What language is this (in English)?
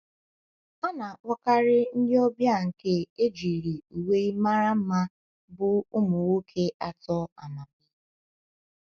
Igbo